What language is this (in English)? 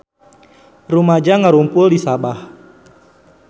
Sundanese